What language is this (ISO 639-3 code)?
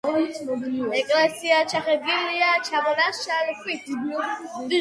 kat